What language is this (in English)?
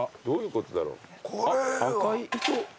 Japanese